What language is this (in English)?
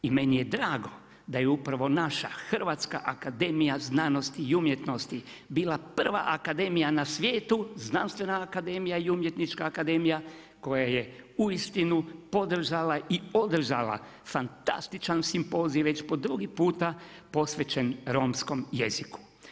Croatian